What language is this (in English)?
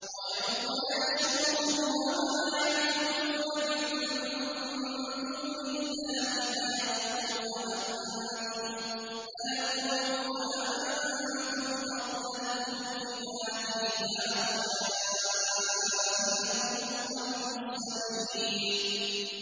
Arabic